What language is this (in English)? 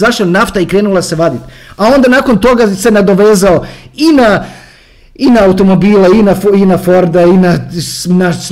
Croatian